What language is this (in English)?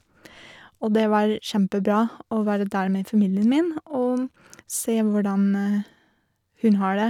Norwegian